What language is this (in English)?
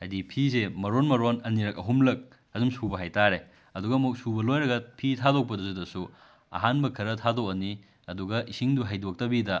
Manipuri